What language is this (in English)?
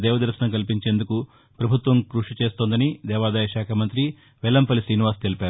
Telugu